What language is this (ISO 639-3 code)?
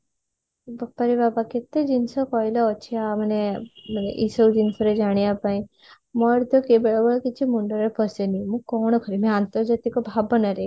ori